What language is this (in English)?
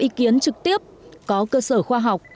Vietnamese